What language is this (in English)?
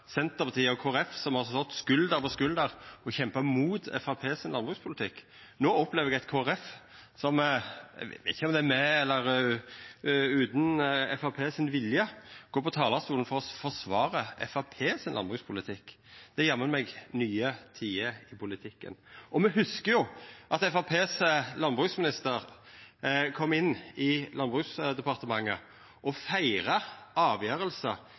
Norwegian Nynorsk